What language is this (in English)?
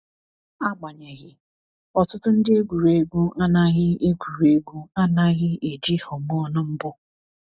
Igbo